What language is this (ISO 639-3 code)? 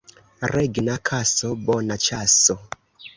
epo